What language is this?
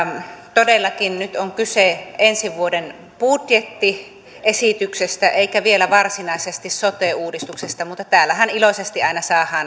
Finnish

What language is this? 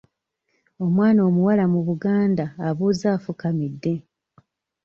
Ganda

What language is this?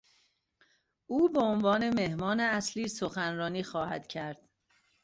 Persian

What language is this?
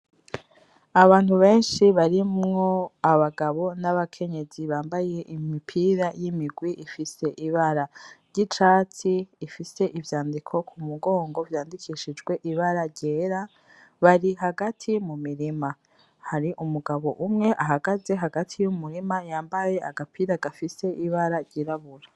Rundi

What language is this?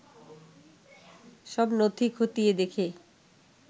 Bangla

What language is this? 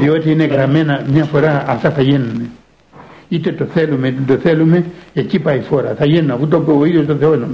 Greek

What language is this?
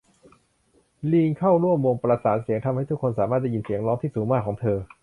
Thai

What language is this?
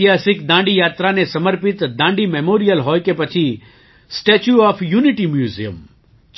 Gujarati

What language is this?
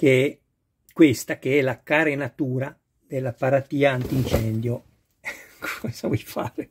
Italian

